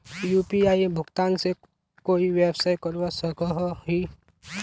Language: Magahi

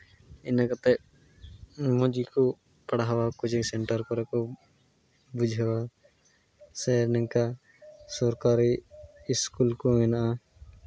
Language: Santali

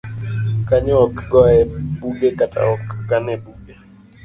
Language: Luo (Kenya and Tanzania)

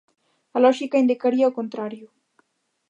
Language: Galician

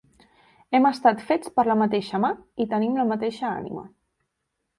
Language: Catalan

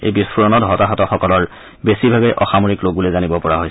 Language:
Assamese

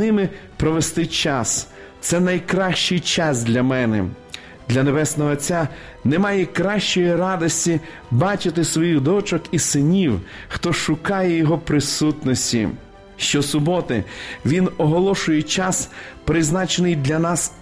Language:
Ukrainian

